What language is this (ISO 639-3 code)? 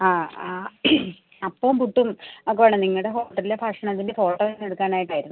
mal